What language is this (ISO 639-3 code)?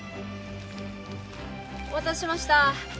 jpn